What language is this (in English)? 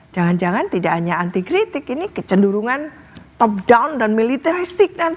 Indonesian